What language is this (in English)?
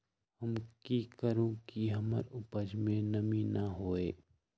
Magahi